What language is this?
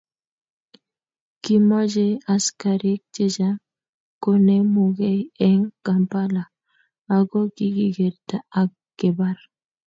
Kalenjin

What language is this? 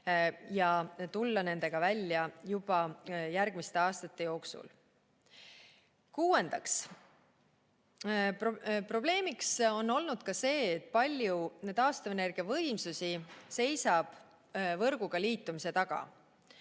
Estonian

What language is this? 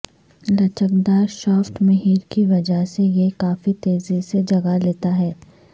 Urdu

